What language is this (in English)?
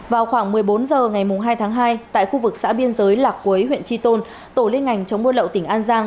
Vietnamese